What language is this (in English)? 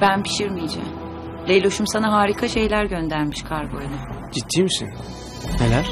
Turkish